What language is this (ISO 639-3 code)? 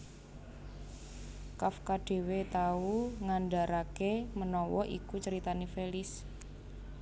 jav